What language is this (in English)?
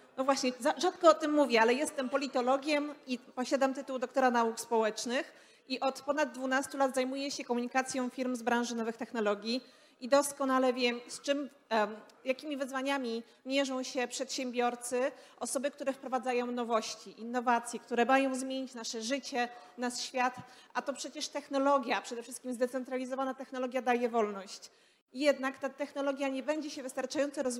Polish